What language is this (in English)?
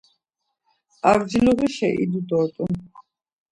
Laz